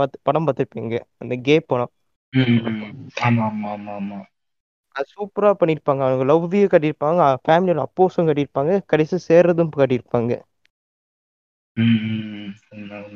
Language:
Tamil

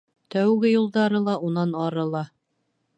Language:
Bashkir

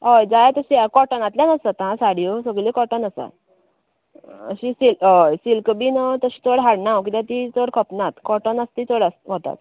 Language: Konkani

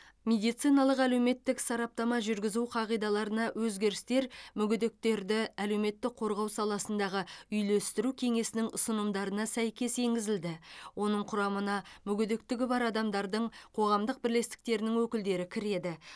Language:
Kazakh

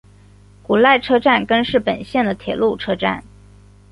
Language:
Chinese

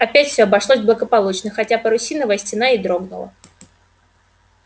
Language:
Russian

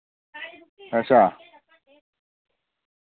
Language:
Dogri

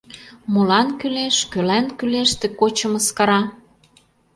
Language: Mari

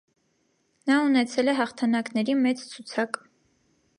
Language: Armenian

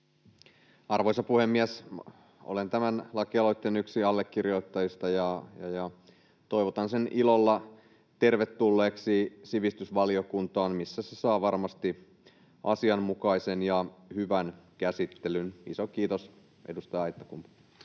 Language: Finnish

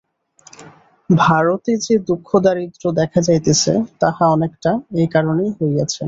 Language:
Bangla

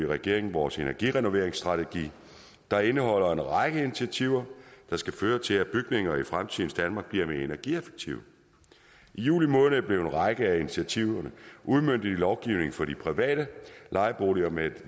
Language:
Danish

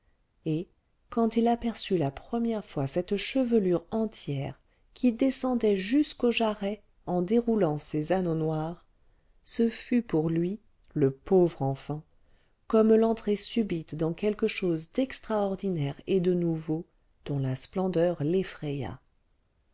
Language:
French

